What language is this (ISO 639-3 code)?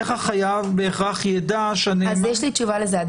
heb